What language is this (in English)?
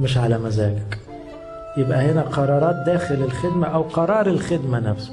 Arabic